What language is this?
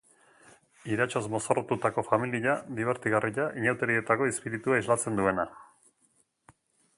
Basque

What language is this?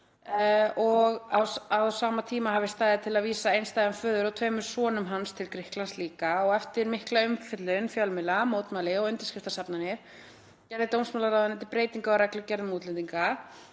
Icelandic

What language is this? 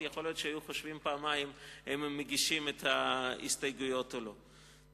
Hebrew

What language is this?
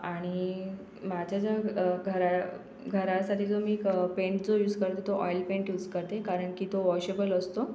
Marathi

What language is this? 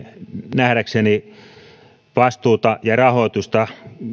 Finnish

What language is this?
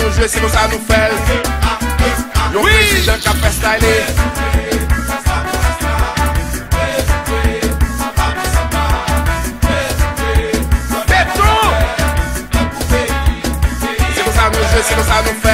Romanian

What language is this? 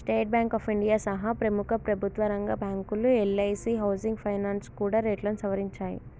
Telugu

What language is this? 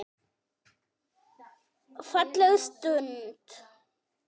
Icelandic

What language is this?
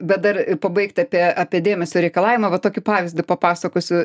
Lithuanian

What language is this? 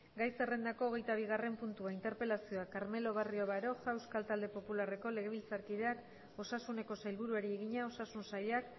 Basque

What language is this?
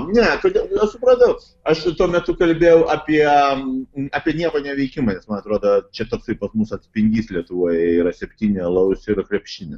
Lithuanian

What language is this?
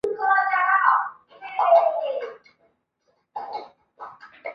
Chinese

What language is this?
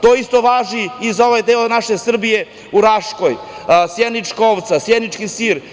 Serbian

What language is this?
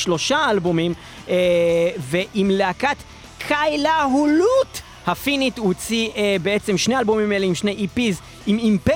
Hebrew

